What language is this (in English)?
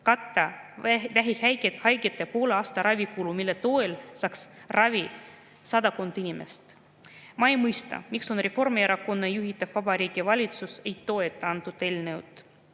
Estonian